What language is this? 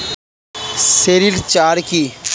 Bangla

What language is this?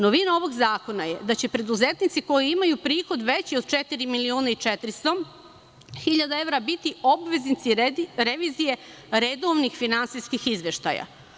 Serbian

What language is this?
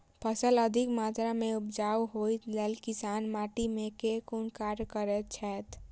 Maithili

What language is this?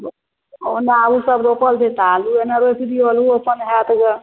Maithili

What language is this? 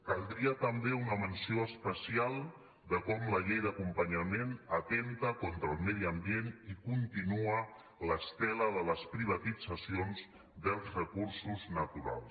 Catalan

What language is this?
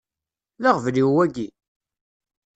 Kabyle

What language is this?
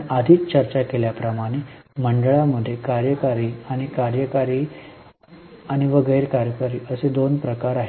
Marathi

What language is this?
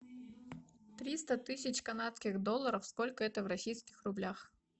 Russian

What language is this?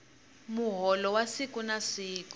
Tsonga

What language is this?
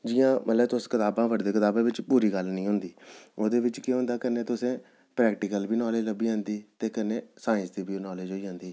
Dogri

